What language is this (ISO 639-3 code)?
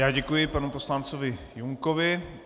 ces